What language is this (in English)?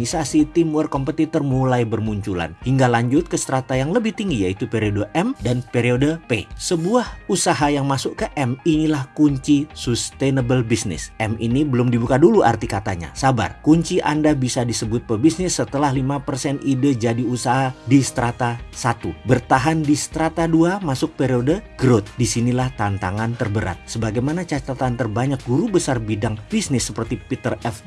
Indonesian